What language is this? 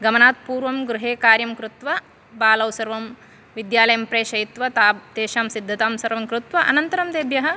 Sanskrit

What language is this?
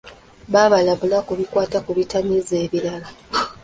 Ganda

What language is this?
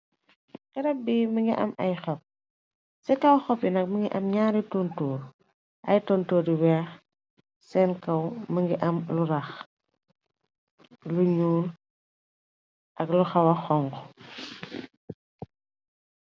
Wolof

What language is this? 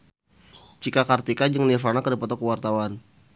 Sundanese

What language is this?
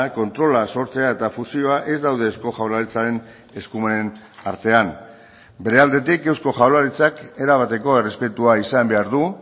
Basque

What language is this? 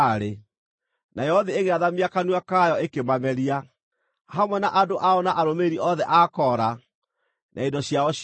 Kikuyu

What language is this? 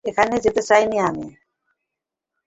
Bangla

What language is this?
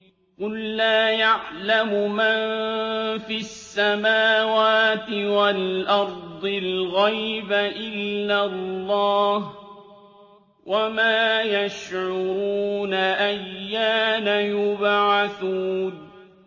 Arabic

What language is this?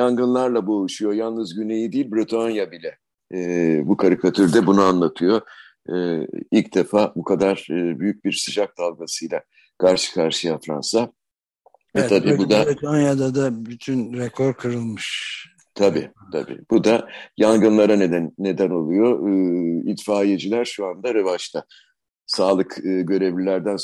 Turkish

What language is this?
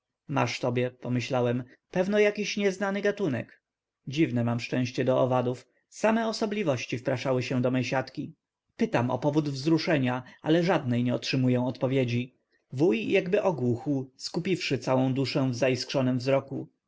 Polish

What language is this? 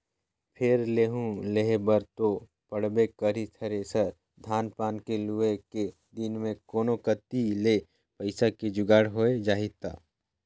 Chhattisgarhi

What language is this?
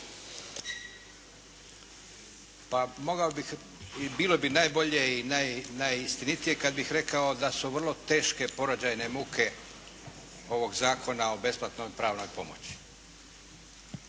Croatian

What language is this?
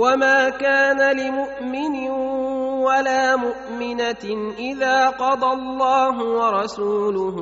Arabic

